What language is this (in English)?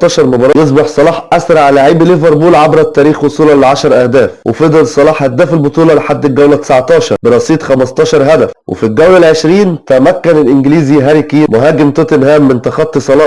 Arabic